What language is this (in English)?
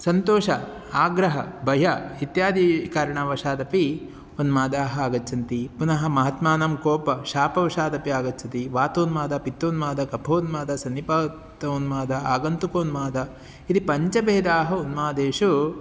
Sanskrit